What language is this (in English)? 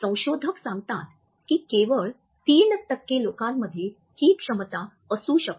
Marathi